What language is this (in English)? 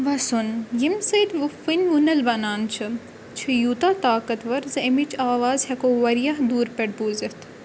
Kashmiri